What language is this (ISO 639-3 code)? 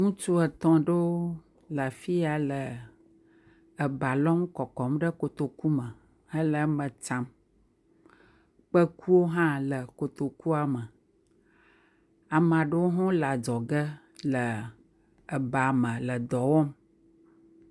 ewe